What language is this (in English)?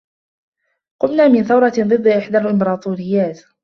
Arabic